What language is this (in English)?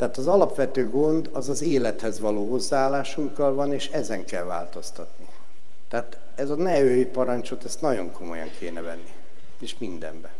Hungarian